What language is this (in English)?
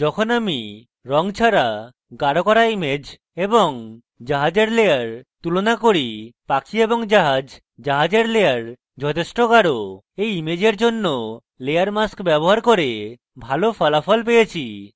Bangla